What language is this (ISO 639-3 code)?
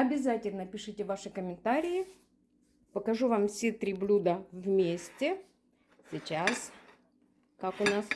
rus